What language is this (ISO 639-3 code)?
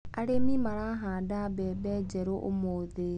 kik